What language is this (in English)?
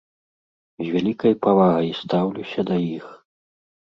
Belarusian